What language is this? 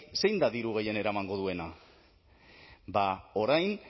Basque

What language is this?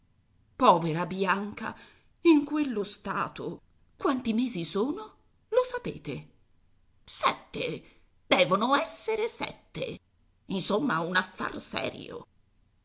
Italian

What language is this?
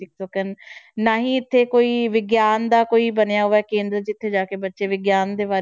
Punjabi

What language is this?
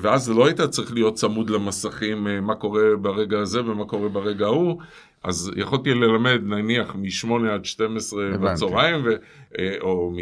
Hebrew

